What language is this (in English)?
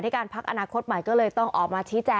Thai